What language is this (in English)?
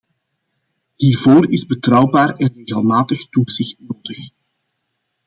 Dutch